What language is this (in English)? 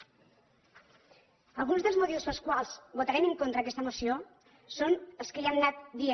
Catalan